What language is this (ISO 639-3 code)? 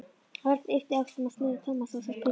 isl